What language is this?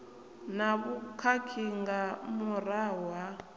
Venda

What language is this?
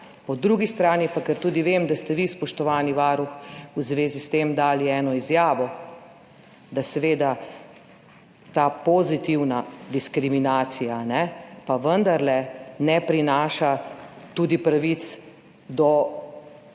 Slovenian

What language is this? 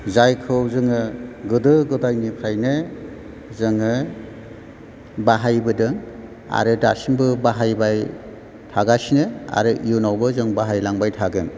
Bodo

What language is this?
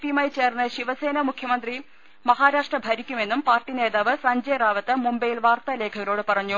Malayalam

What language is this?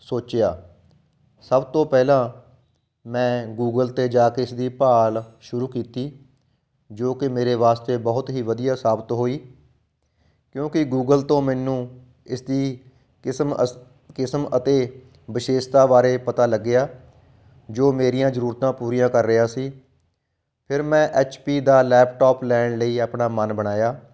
Punjabi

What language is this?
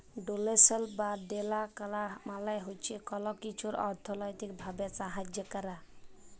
Bangla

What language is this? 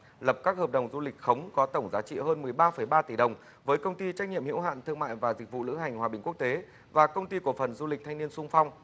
Vietnamese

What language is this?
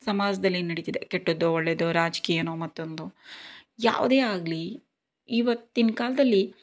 Kannada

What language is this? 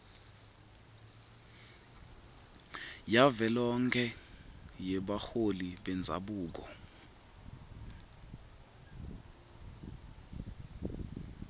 Swati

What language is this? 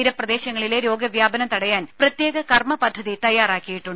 Malayalam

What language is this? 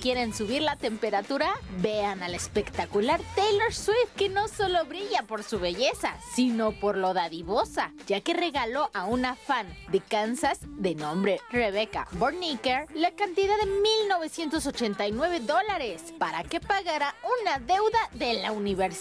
Spanish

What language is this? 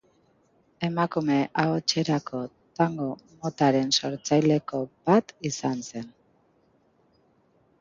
Basque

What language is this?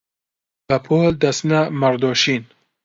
Central Kurdish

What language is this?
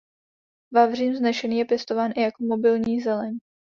Czech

